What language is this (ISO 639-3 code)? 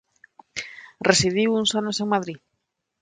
glg